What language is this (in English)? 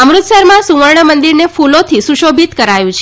Gujarati